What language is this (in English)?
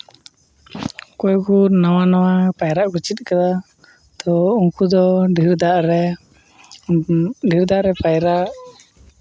Santali